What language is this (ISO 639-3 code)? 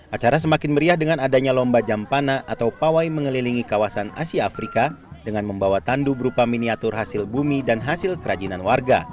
ind